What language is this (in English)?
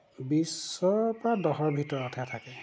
Assamese